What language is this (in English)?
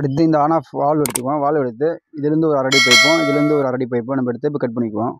Tamil